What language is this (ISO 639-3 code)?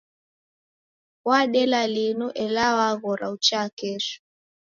dav